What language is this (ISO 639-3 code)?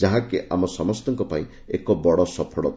ori